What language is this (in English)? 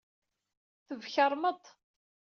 Kabyle